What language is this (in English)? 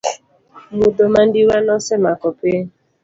Luo (Kenya and Tanzania)